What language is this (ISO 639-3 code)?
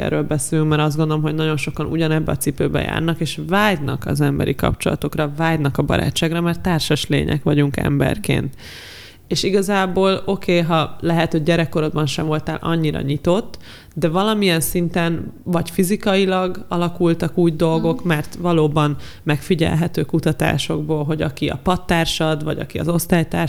hun